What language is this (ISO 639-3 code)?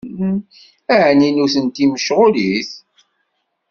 kab